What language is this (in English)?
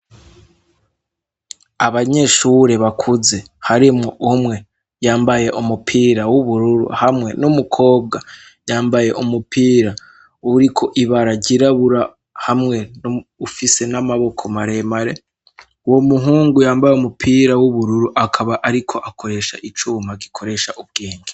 Rundi